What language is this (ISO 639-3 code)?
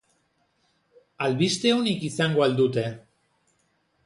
eus